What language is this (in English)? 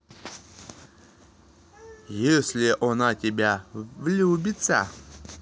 Russian